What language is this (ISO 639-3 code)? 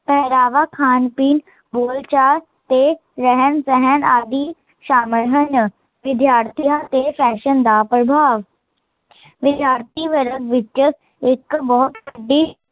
pan